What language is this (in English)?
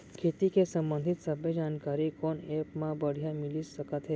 Chhattisgarhi